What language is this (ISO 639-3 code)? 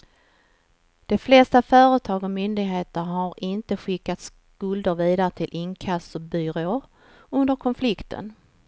swe